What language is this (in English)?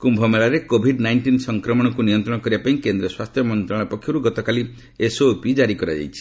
Odia